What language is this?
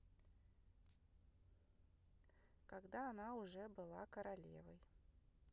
Russian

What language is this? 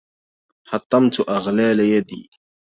Arabic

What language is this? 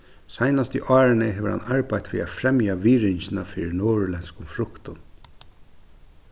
Faroese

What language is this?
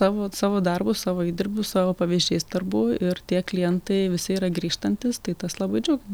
Lithuanian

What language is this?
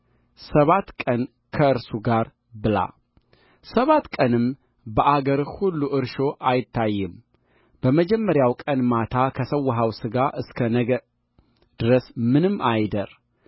Amharic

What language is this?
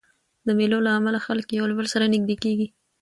Pashto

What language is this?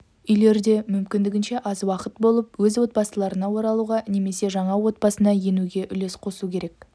Kazakh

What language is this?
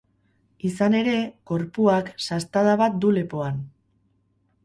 Basque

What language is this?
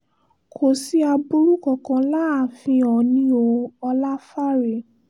Yoruba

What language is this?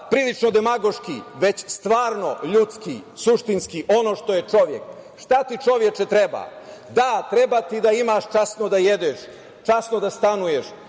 Serbian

